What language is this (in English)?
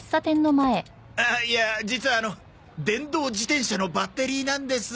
Japanese